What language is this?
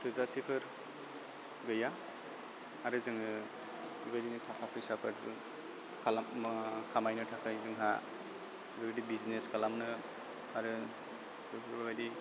Bodo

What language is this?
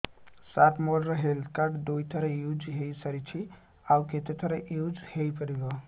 Odia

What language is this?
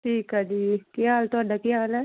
Punjabi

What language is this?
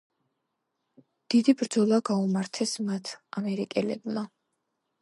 Georgian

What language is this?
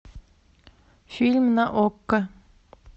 Russian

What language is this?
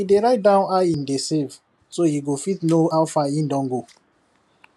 Nigerian Pidgin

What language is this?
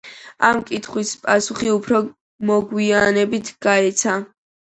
Georgian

